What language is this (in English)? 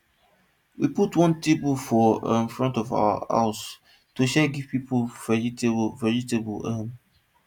Nigerian Pidgin